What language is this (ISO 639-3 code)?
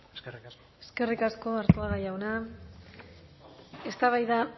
eus